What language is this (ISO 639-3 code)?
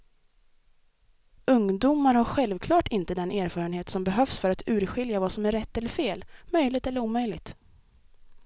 swe